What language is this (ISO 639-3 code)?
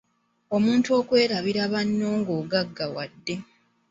lug